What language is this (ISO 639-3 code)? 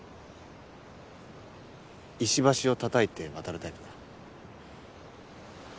jpn